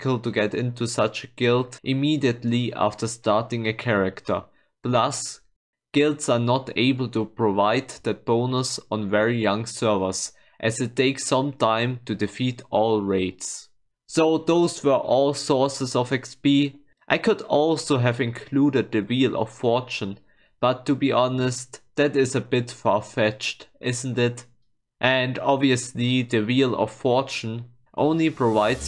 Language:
English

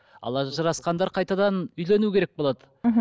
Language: Kazakh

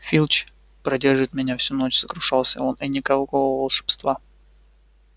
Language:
Russian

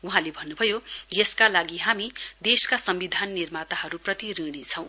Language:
Nepali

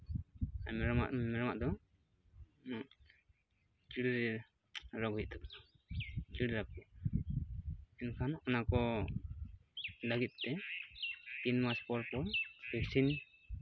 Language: Santali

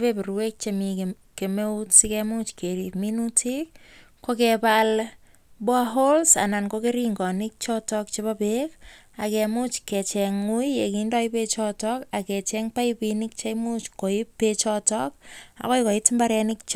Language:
Kalenjin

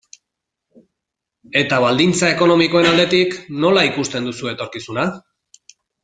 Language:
Basque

